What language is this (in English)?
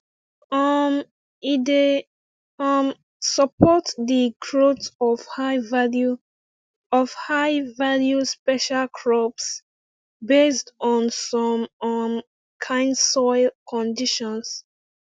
Nigerian Pidgin